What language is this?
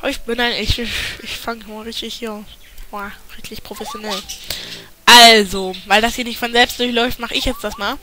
German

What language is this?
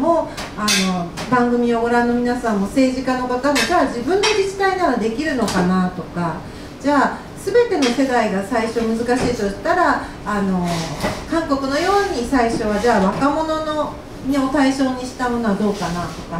Japanese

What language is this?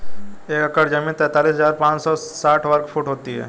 Hindi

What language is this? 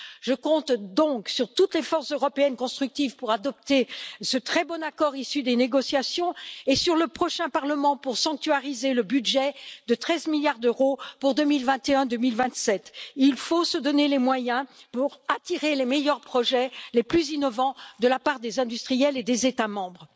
French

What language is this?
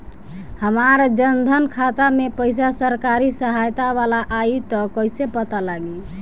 Bhojpuri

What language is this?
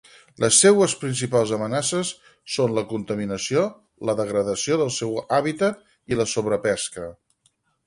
Catalan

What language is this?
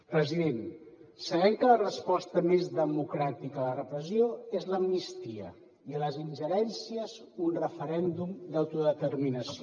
Catalan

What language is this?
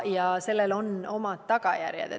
Estonian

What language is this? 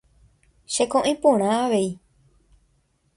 Guarani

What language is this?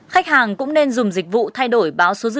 Vietnamese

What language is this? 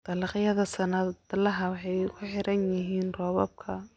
Somali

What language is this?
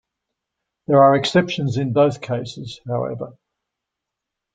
English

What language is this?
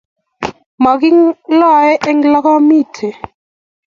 Kalenjin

